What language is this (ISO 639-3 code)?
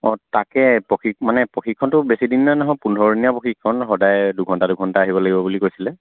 asm